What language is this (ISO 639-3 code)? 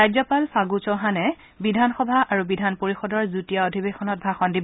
asm